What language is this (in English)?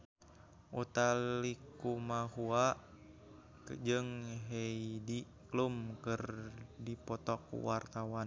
Sundanese